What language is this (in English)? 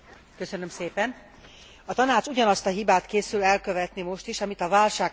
Hungarian